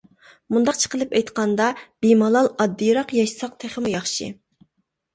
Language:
Uyghur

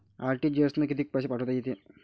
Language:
Marathi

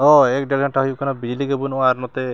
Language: Santali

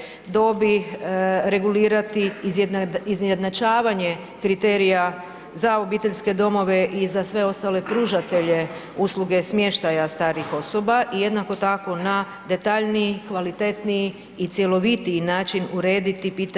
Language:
Croatian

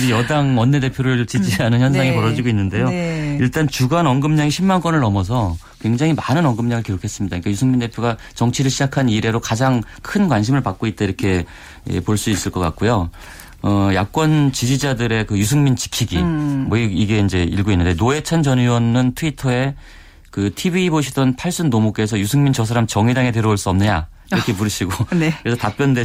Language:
Korean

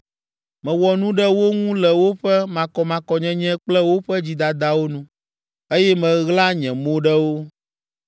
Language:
Ewe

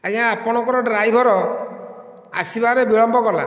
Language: Odia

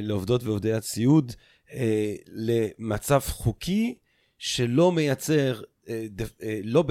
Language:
Hebrew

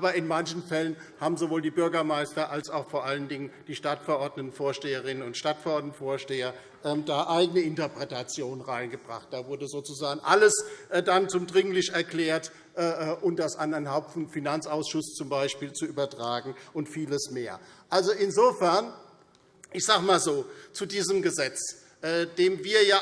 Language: German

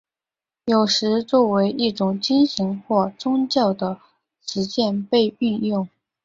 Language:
Chinese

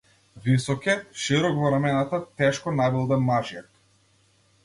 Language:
Macedonian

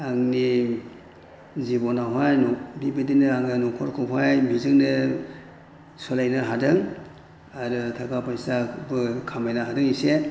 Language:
Bodo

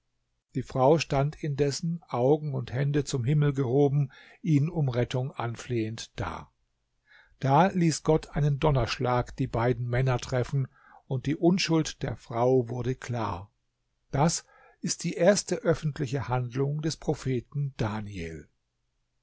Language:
German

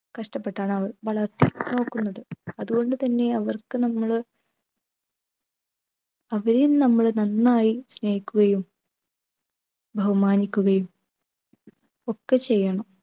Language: Malayalam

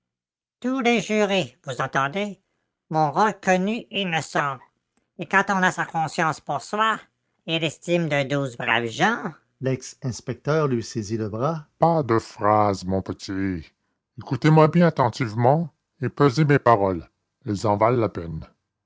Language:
French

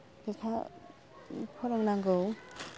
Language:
Bodo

